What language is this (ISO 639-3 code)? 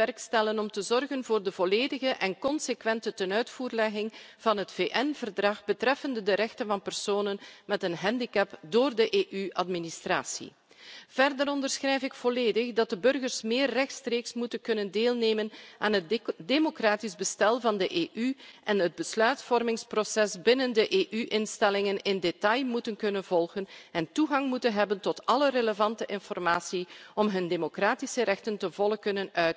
nld